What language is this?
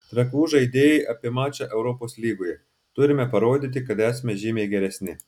Lithuanian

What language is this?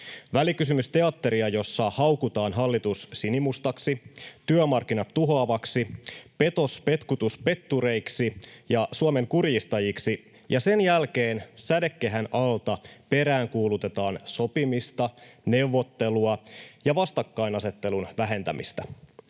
Finnish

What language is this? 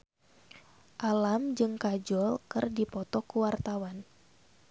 Sundanese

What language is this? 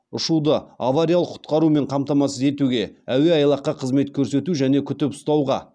Kazakh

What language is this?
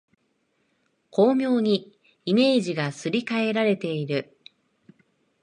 Japanese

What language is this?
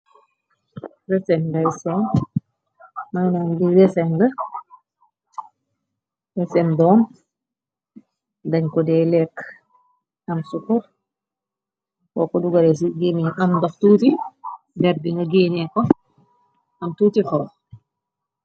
Wolof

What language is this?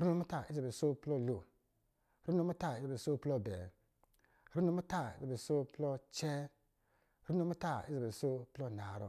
Lijili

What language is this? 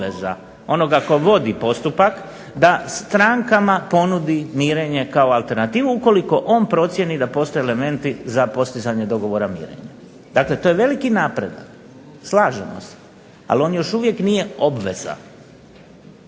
Croatian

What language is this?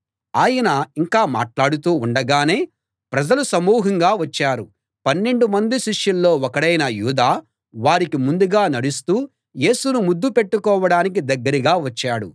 Telugu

